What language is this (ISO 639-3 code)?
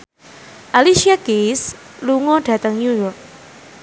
jav